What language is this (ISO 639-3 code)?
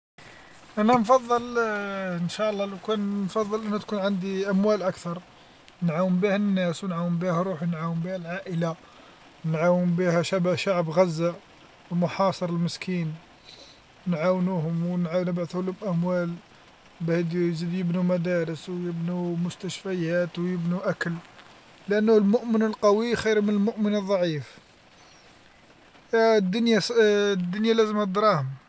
arq